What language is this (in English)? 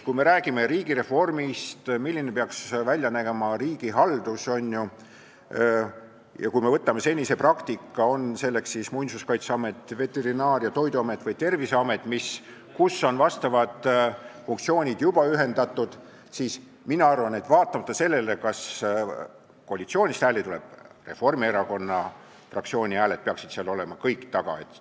Estonian